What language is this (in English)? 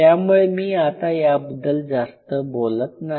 Marathi